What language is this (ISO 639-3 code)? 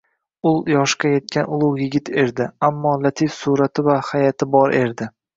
uzb